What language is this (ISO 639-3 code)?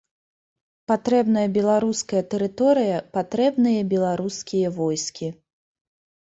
bel